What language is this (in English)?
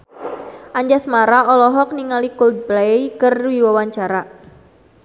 Sundanese